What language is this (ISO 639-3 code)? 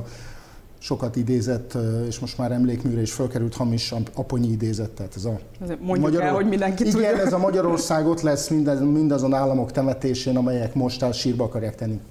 hun